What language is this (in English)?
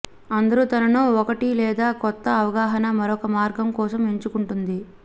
Telugu